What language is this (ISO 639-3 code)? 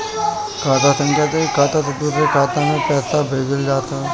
bho